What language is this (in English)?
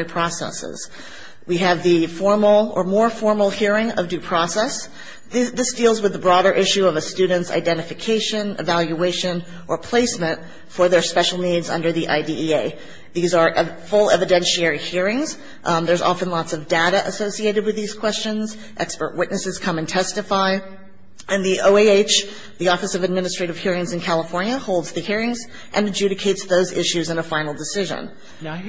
English